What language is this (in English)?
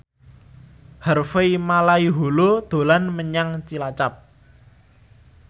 Javanese